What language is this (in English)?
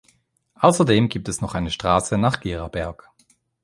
German